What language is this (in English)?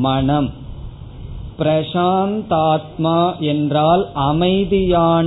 Tamil